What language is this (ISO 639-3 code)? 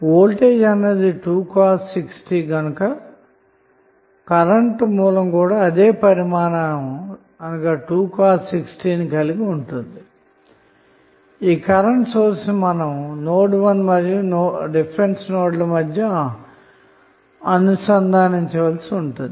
tel